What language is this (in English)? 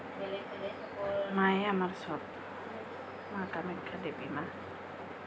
Assamese